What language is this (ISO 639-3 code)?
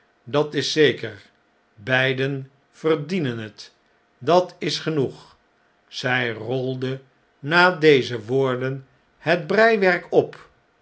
nld